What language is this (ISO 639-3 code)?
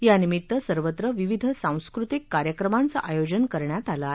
mar